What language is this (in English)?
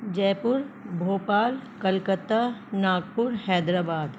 Urdu